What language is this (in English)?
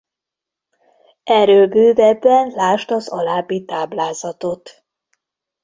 Hungarian